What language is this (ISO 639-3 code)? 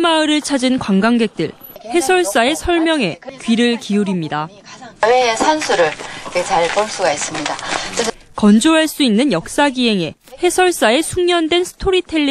kor